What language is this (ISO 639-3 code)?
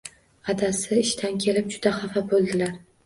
uzb